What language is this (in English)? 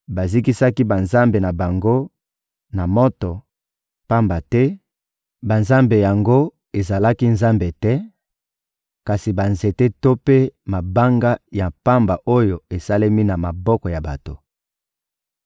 Lingala